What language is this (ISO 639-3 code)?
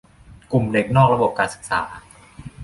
tha